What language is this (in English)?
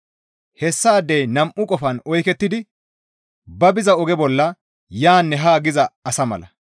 Gamo